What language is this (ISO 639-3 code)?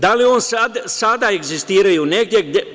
srp